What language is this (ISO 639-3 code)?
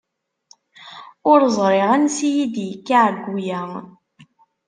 kab